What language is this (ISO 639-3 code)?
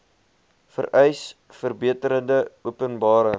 afr